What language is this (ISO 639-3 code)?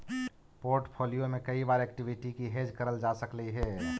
mag